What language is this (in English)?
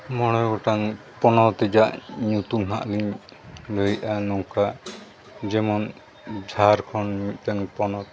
Santali